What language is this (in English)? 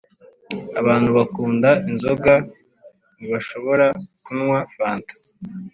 Kinyarwanda